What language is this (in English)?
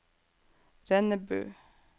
Norwegian